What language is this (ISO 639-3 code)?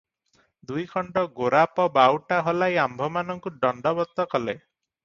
ori